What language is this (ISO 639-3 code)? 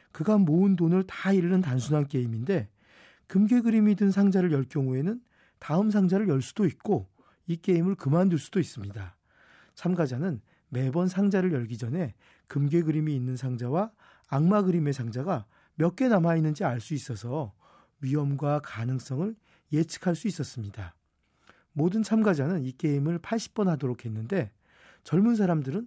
kor